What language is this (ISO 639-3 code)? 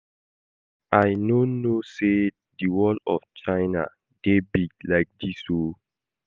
pcm